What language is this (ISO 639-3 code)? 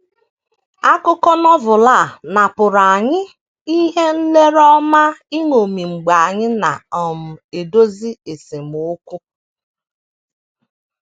ibo